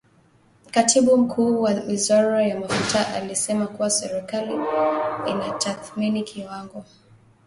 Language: Swahili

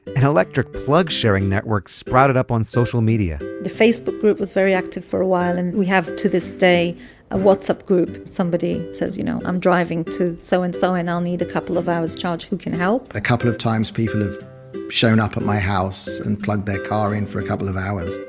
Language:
English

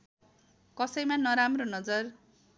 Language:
Nepali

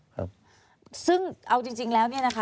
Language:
Thai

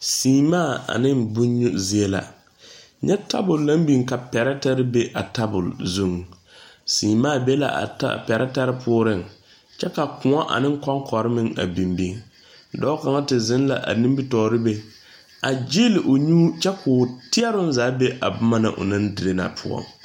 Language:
Southern Dagaare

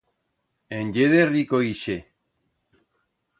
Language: Aragonese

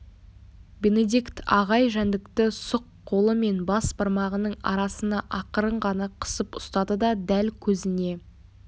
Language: Kazakh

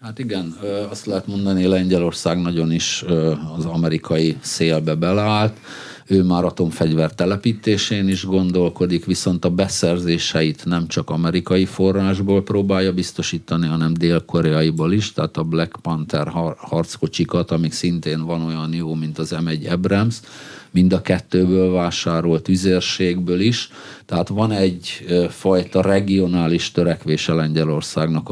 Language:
Hungarian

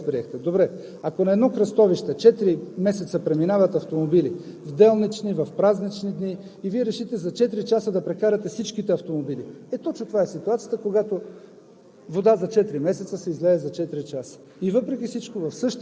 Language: Bulgarian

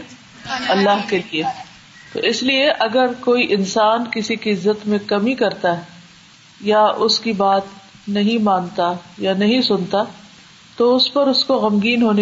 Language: Urdu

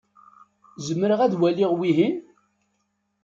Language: Kabyle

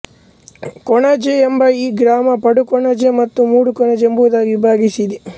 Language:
Kannada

